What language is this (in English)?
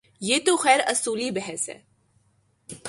Urdu